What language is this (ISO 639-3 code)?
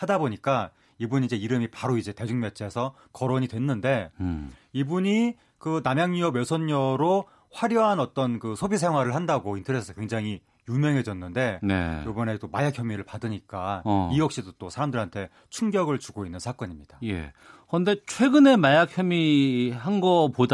kor